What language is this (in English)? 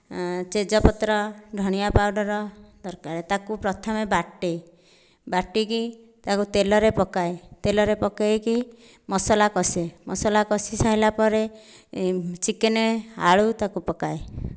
Odia